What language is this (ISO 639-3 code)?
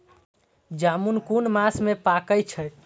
mai